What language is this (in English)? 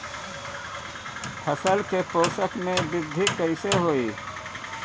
Bhojpuri